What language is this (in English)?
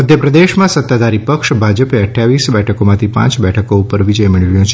Gujarati